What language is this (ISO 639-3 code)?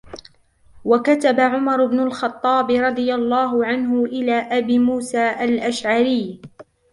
ara